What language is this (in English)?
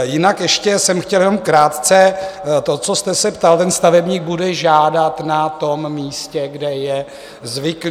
Czech